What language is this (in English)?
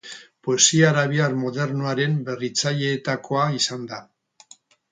Basque